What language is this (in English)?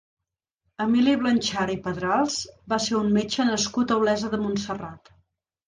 Catalan